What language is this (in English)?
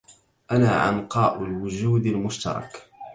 Arabic